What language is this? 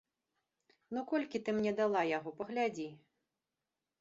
Belarusian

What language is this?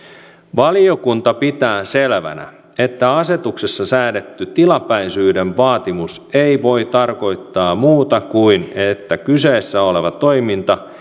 Finnish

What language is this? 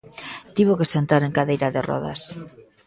Galician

